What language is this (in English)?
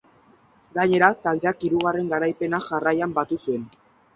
Basque